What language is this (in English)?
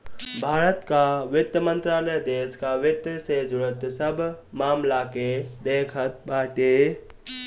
Bhojpuri